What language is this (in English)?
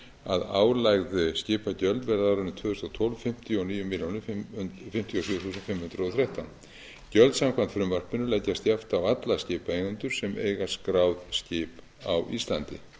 Icelandic